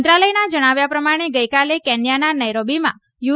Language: Gujarati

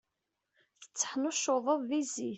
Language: Kabyle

